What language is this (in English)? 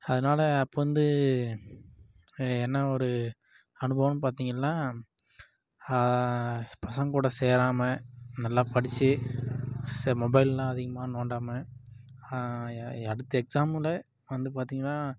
Tamil